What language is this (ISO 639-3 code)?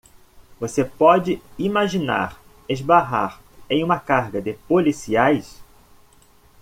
por